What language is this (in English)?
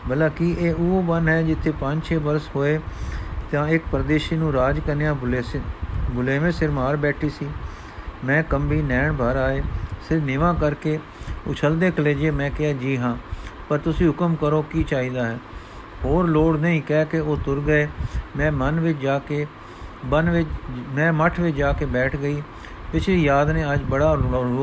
Punjabi